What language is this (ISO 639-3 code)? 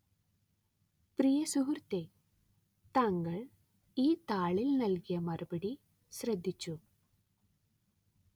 mal